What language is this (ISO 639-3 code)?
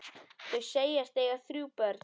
isl